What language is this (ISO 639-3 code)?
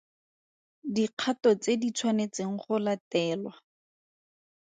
tsn